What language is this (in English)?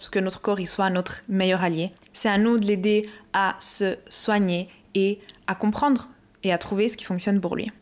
French